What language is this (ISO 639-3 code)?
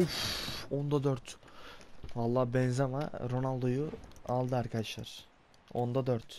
tur